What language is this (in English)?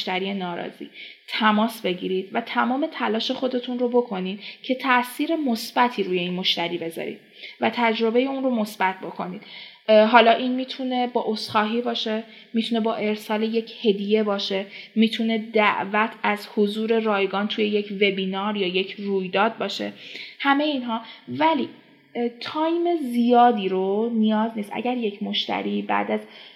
Persian